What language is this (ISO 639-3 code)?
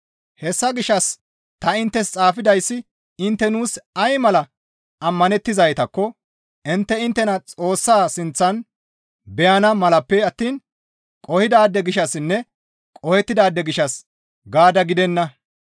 gmv